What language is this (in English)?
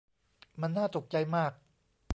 Thai